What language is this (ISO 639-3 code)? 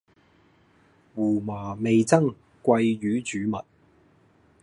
yue